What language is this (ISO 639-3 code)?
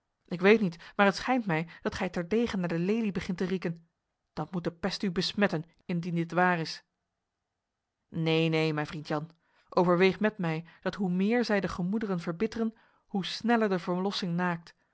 nld